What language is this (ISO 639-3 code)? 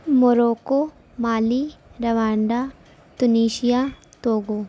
urd